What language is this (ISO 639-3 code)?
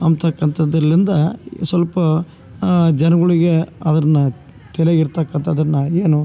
kan